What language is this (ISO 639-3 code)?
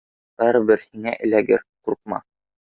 bak